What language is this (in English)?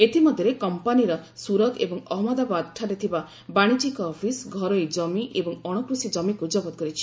Odia